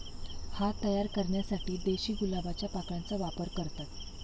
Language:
Marathi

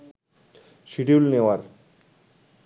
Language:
Bangla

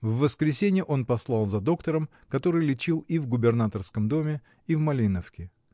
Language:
Russian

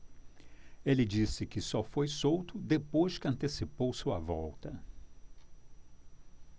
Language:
Portuguese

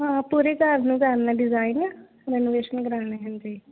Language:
Punjabi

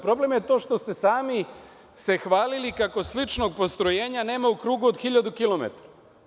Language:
Serbian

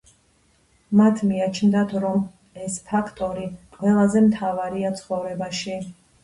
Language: Georgian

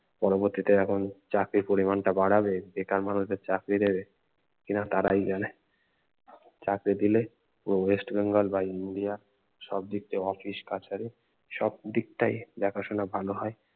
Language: Bangla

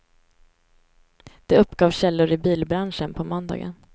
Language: Swedish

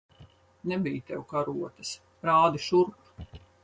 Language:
Latvian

